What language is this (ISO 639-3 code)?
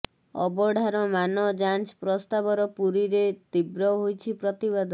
ori